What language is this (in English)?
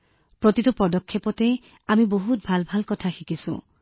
Assamese